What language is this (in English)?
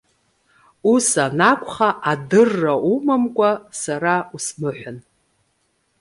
Abkhazian